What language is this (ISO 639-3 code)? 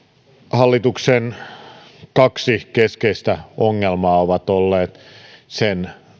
fin